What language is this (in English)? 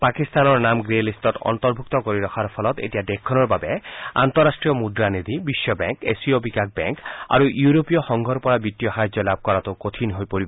Assamese